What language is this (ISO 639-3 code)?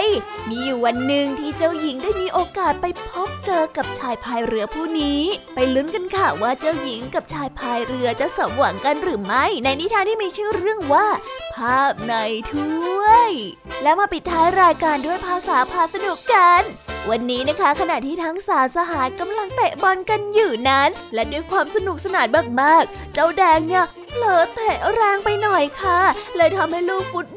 tha